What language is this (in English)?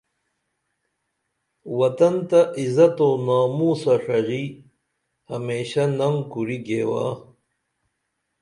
Dameli